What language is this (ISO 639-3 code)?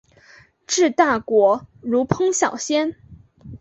zho